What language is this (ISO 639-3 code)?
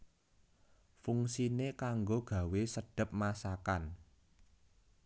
jav